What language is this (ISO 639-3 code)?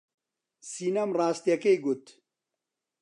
ckb